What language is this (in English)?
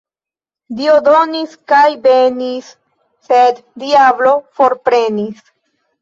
Esperanto